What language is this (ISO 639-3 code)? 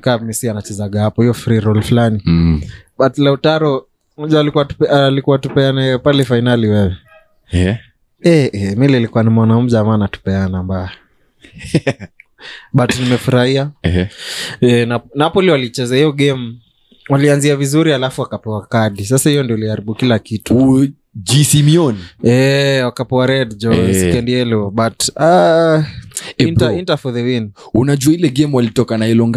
swa